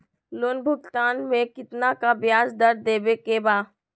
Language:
Magahi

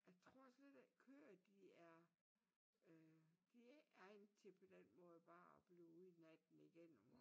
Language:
Danish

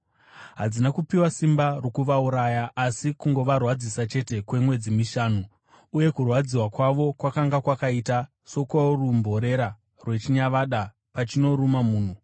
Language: Shona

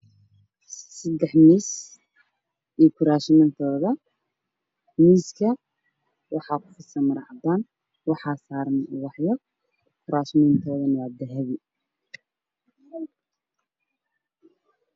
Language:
Somali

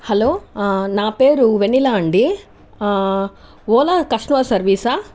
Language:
Telugu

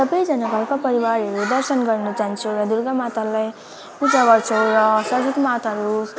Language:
Nepali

